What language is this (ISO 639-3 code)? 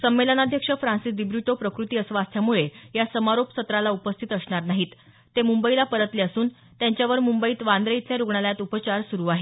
mar